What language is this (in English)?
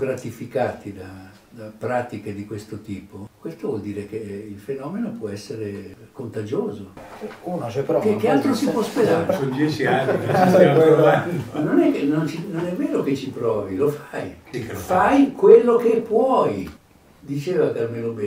Italian